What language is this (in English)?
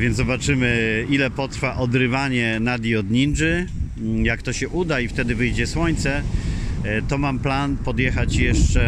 Polish